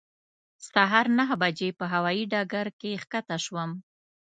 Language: Pashto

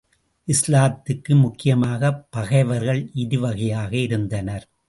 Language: Tamil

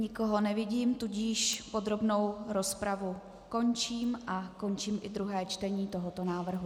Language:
Czech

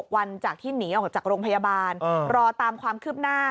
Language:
Thai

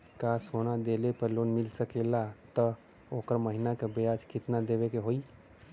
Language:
Bhojpuri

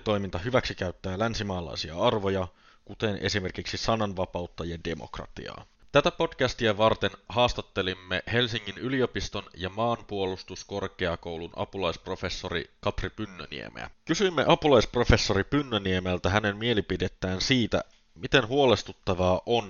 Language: Finnish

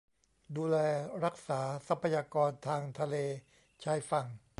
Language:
Thai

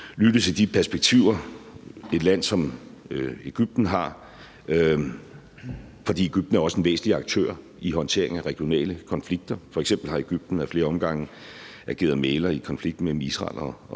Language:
Danish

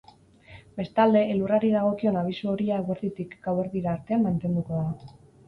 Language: Basque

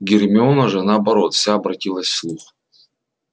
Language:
Russian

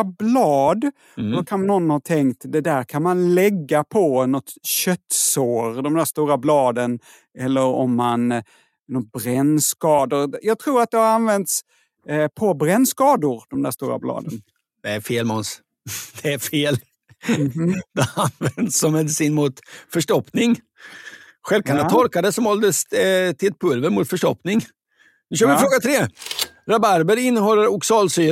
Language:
Swedish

